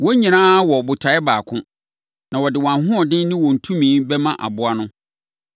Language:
Akan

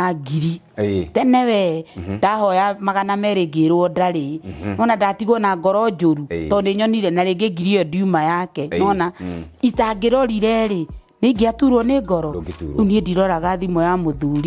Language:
Swahili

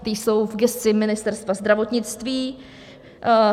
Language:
Czech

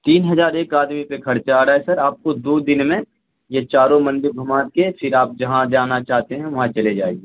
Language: Urdu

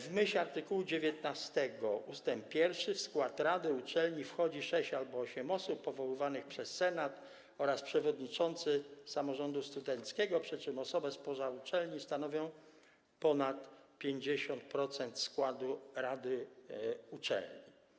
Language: Polish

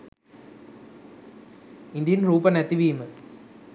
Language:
Sinhala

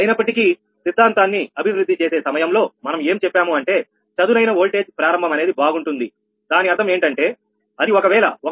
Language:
Telugu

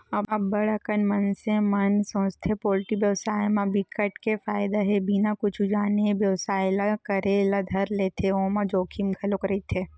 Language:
Chhattisgarhi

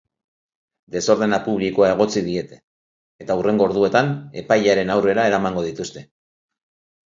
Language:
Basque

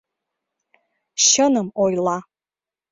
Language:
Mari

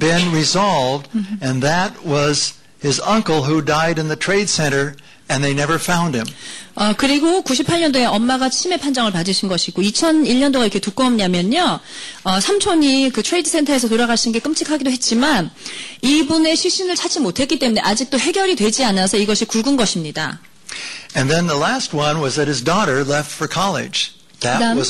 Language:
Korean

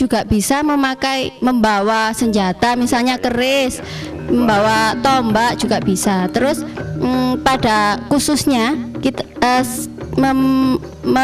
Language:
Indonesian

